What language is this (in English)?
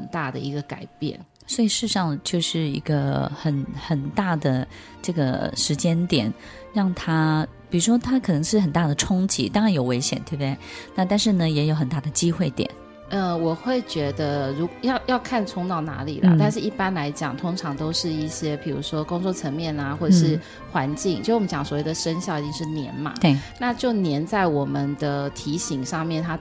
Chinese